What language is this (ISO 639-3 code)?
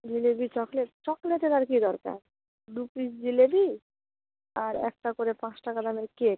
ben